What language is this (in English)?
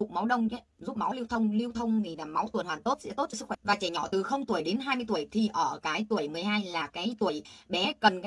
Vietnamese